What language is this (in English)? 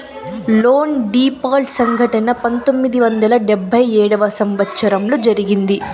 Telugu